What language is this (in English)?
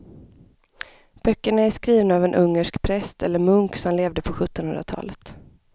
Swedish